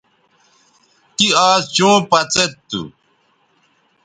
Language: Bateri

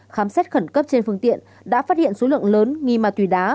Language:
Vietnamese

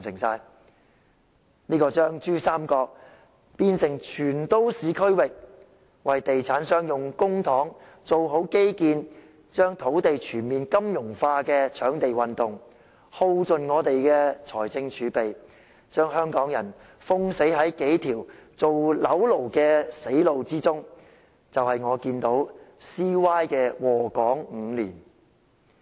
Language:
Cantonese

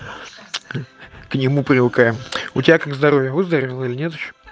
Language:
Russian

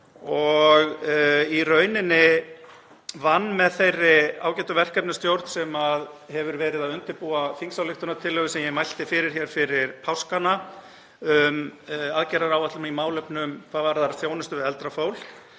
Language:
Icelandic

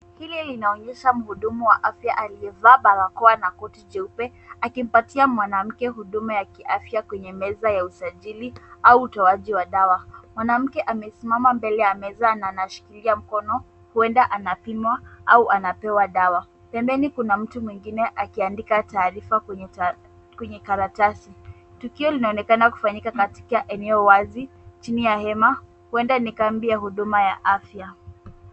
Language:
Swahili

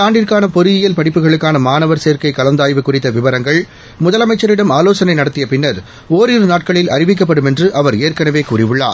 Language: Tamil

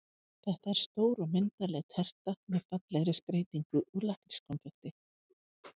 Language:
Icelandic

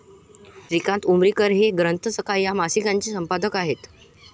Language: Marathi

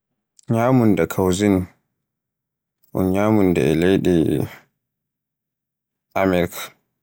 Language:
Borgu Fulfulde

